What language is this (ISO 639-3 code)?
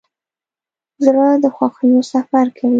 pus